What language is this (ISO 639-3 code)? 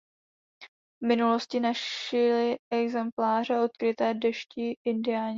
ces